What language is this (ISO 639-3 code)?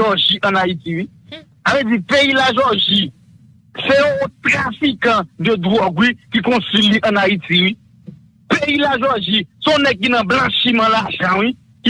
fra